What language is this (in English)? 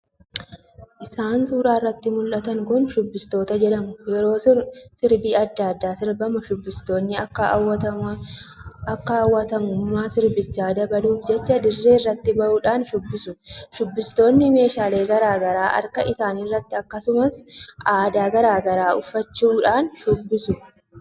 Oromo